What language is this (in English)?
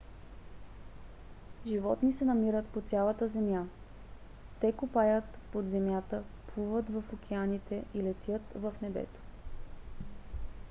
Bulgarian